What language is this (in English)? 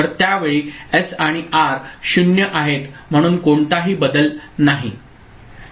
Marathi